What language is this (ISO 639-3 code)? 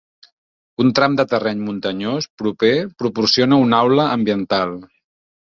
cat